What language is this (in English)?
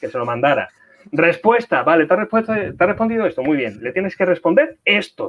Spanish